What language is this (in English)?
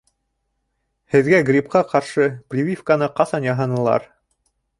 Bashkir